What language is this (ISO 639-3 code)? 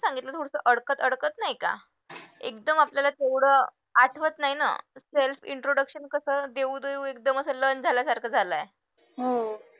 mar